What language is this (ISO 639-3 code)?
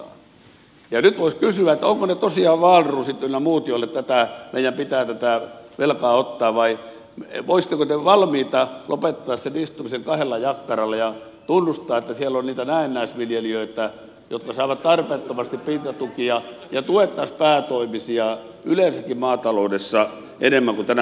fin